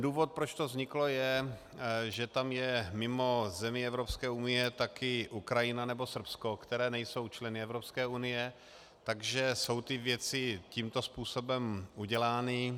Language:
Czech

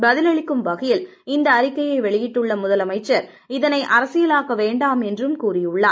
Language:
Tamil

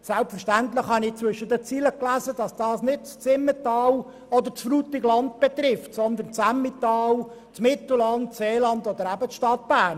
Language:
Swiss German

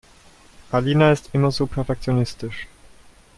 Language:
German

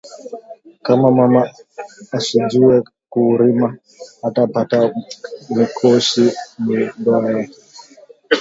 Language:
Swahili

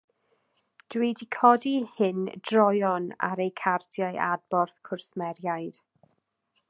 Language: Welsh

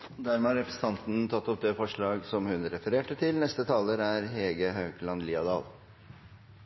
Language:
Norwegian Nynorsk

